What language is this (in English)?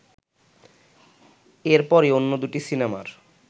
Bangla